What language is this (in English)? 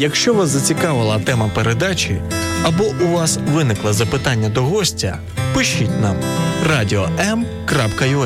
Ukrainian